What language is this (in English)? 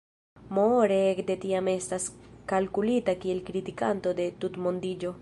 Esperanto